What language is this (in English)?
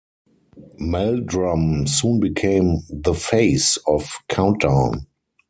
English